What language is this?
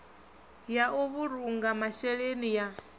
Venda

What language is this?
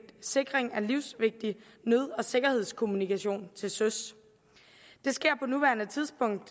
Danish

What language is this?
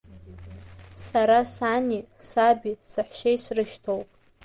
Abkhazian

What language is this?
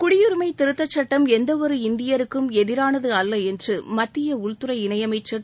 Tamil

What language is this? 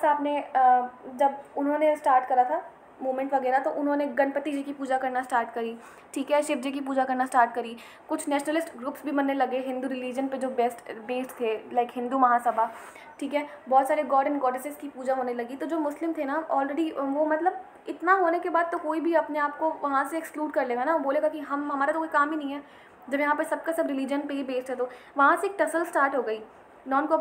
Hindi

